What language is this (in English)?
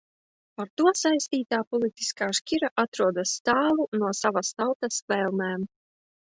Latvian